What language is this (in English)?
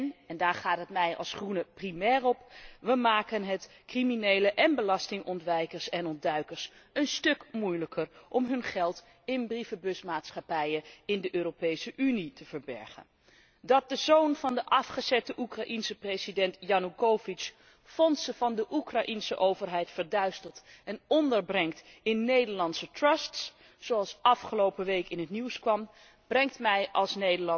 Dutch